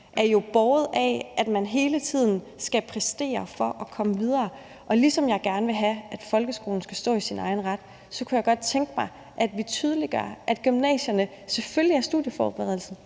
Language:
Danish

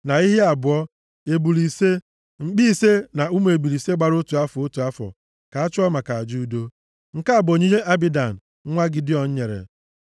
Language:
Igbo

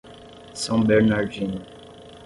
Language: Portuguese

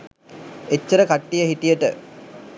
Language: Sinhala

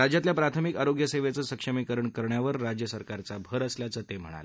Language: Marathi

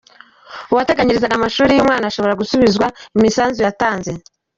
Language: Kinyarwanda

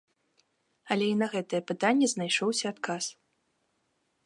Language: Belarusian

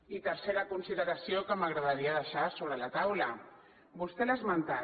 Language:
Catalan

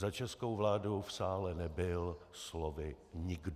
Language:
Czech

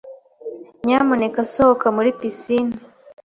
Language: Kinyarwanda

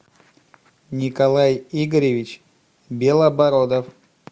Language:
Russian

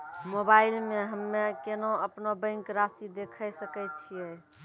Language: Maithili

